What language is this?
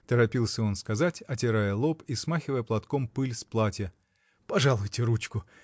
Russian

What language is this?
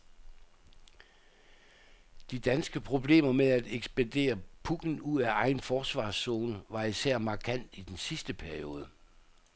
Danish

